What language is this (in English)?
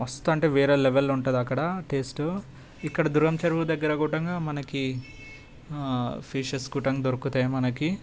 Telugu